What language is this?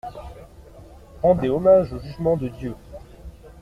French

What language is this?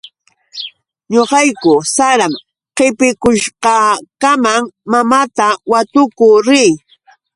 Yauyos Quechua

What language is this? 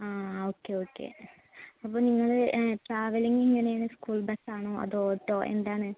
Malayalam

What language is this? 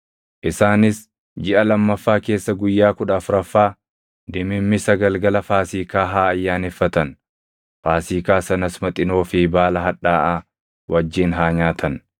Oromo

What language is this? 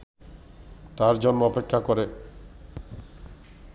Bangla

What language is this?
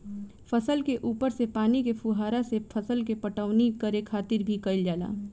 Bhojpuri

